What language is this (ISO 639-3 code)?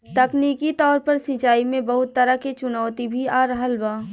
bho